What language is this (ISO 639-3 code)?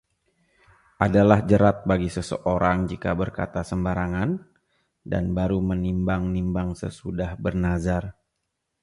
ind